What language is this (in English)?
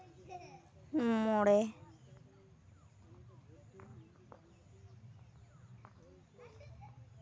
Santali